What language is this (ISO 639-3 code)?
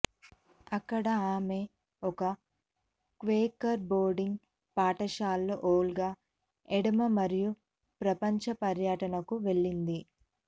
tel